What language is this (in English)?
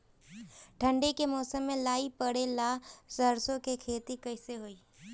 Bhojpuri